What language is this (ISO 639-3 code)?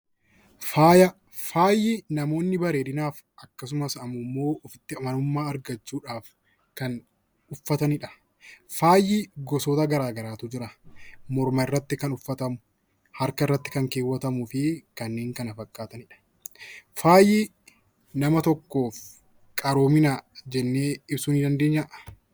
orm